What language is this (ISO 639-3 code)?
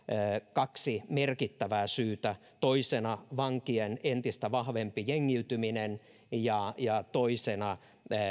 fin